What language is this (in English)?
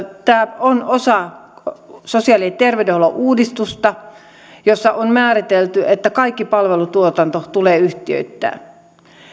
Finnish